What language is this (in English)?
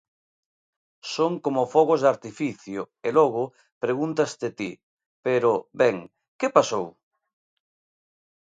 Galician